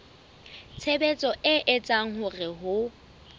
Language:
Southern Sotho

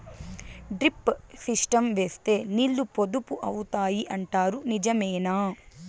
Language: Telugu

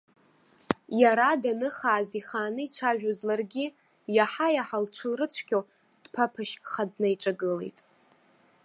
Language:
Abkhazian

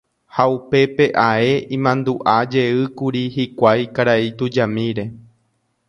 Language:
Guarani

